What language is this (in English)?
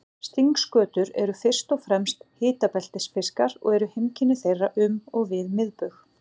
Icelandic